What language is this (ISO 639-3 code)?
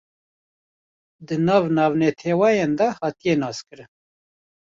kur